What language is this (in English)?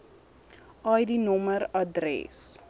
Afrikaans